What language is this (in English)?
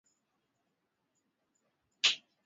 Swahili